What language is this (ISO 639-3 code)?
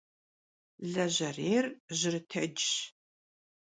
kbd